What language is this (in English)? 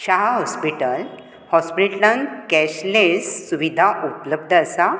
Konkani